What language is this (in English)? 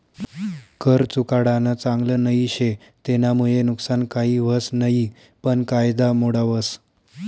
Marathi